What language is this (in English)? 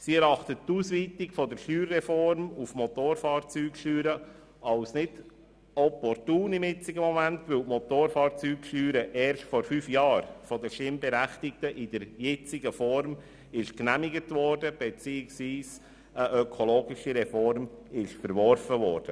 Swiss German